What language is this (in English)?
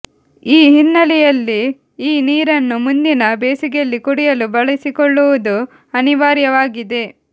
Kannada